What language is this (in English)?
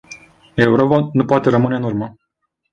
Romanian